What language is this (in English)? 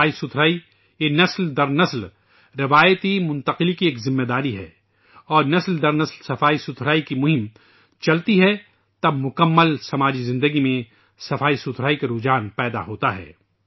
Urdu